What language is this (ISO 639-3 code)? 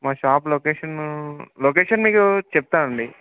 tel